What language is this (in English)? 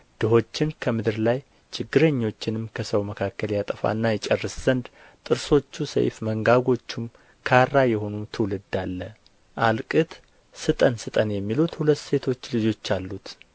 Amharic